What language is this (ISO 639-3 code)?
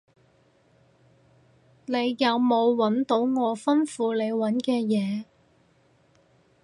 yue